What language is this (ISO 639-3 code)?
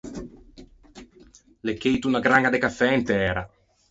lij